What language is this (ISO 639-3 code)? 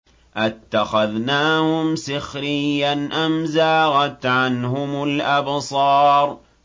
ara